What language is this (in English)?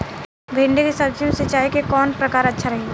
Bhojpuri